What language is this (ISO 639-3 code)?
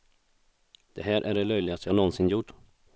swe